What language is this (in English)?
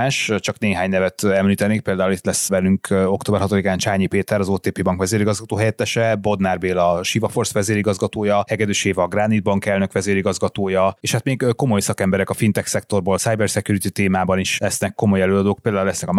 Hungarian